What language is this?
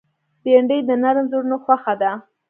Pashto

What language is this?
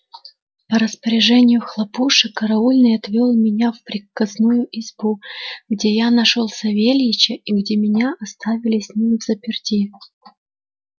Russian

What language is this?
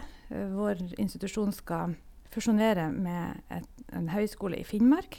Norwegian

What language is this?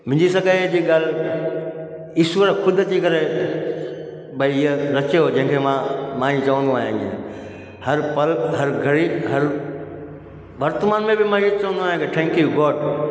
Sindhi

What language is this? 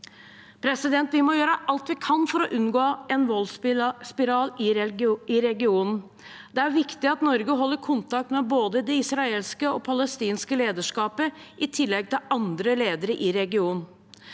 Norwegian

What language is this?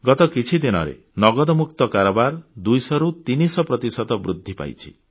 Odia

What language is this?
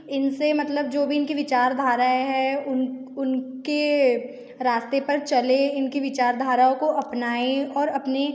Hindi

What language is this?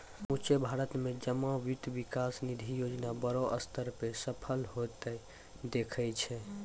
Maithili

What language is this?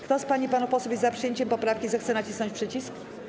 Polish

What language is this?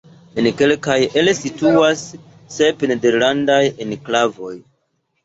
Esperanto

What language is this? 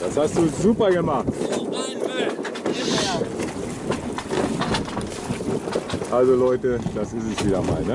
German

